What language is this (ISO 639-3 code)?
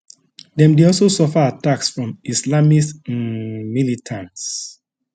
pcm